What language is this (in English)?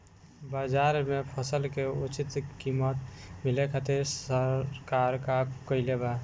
Bhojpuri